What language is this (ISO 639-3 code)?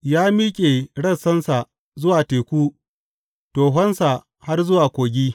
hau